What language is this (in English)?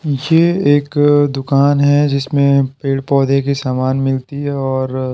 Hindi